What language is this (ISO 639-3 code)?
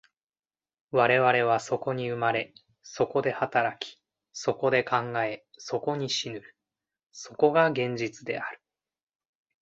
jpn